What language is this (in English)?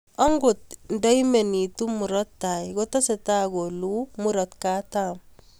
Kalenjin